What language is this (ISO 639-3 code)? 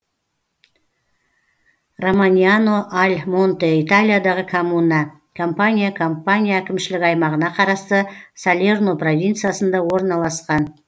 kaz